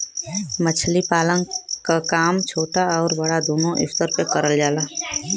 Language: Bhojpuri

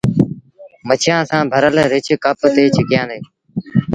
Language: Sindhi Bhil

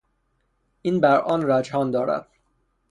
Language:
Persian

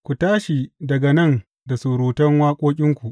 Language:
Hausa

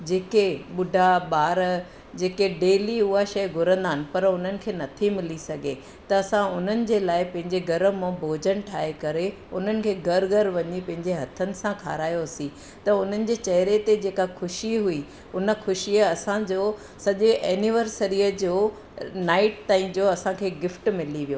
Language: Sindhi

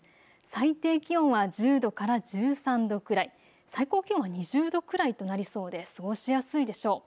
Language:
Japanese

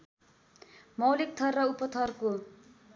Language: Nepali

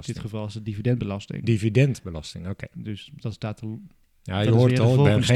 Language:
Dutch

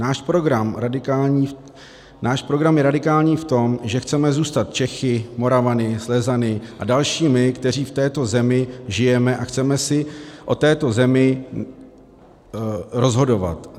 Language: Czech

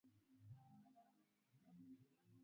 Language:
Swahili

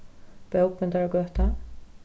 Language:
Faroese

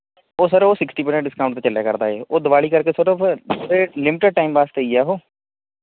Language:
Punjabi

